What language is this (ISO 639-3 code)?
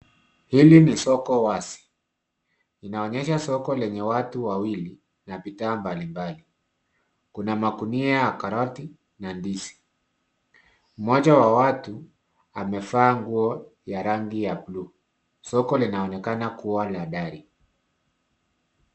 swa